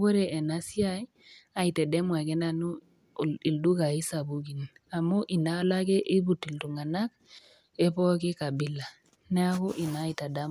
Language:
Masai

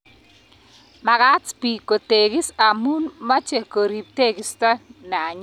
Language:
Kalenjin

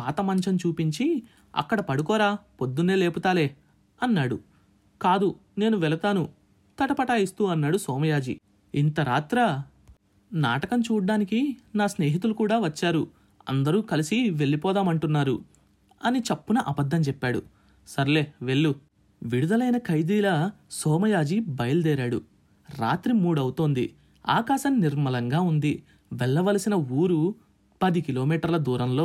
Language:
Telugu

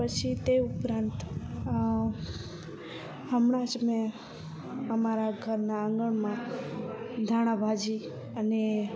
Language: Gujarati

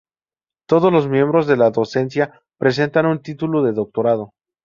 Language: Spanish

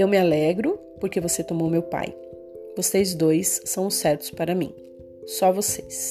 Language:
Portuguese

